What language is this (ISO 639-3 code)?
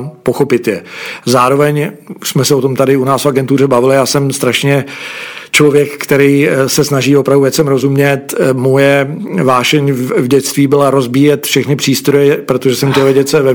ces